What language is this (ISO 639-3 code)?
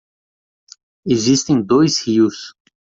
por